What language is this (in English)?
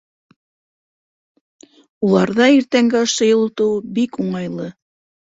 Bashkir